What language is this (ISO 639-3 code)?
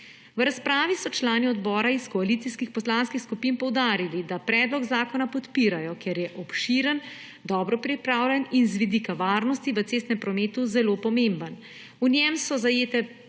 slv